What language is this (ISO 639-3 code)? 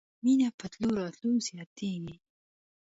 pus